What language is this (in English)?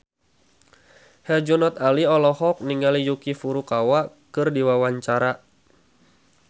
Sundanese